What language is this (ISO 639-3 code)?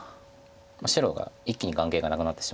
jpn